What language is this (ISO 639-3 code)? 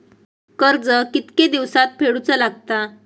mar